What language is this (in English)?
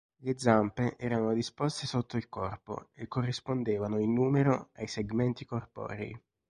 Italian